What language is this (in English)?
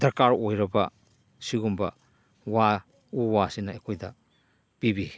Manipuri